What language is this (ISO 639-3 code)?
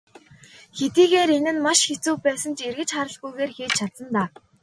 mon